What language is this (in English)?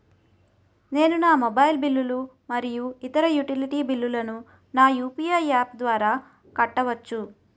Telugu